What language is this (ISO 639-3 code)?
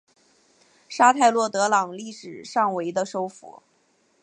zho